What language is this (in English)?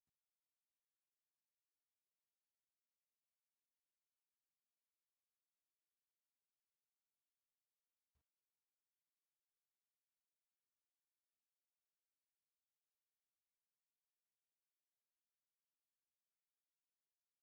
Oromo